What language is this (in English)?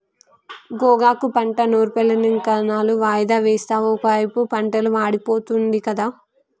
Telugu